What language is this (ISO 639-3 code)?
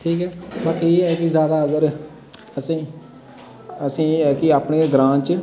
doi